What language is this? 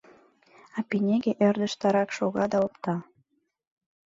Mari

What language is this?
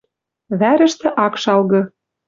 Western Mari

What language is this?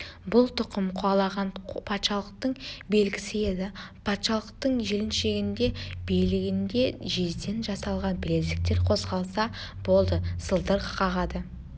Kazakh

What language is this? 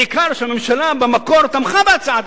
Hebrew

